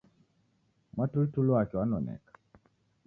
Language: Taita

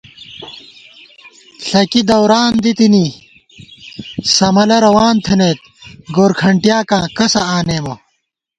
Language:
Gawar-Bati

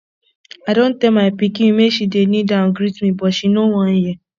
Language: Nigerian Pidgin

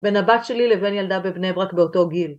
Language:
Hebrew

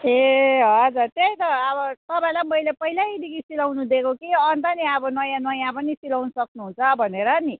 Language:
Nepali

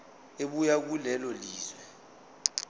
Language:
Zulu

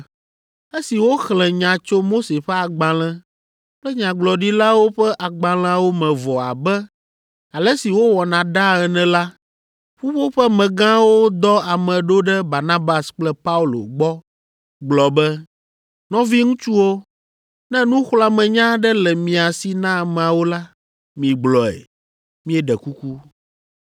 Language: Ewe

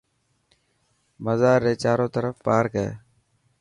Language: Dhatki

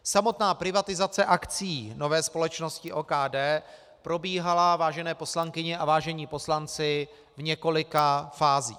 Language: Czech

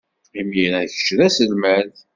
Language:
Kabyle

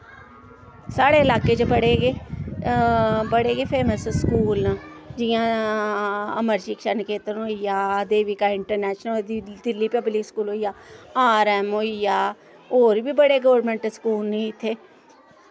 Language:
Dogri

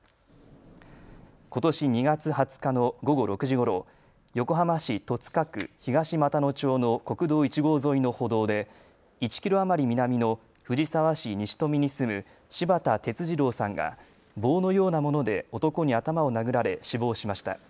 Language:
Japanese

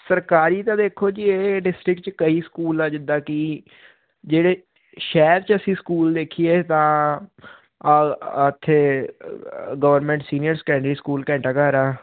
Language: Punjabi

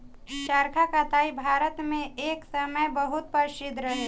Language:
Bhojpuri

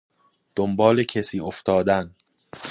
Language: Persian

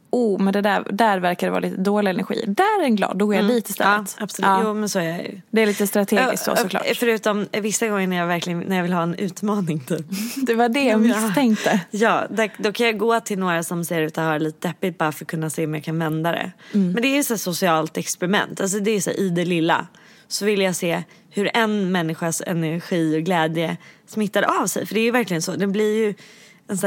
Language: Swedish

